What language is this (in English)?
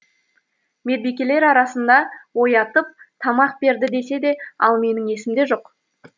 Kazakh